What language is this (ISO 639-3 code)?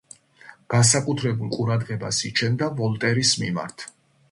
kat